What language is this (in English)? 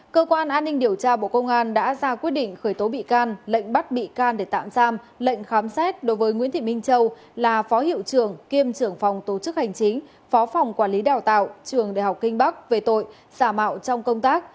Vietnamese